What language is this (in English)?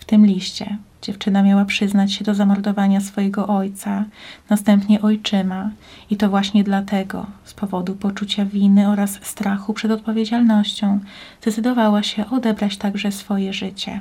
Polish